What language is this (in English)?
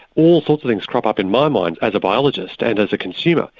English